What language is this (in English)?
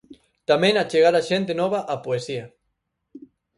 Galician